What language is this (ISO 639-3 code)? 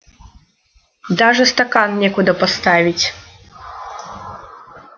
rus